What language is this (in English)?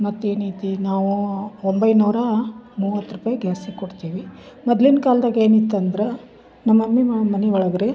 Kannada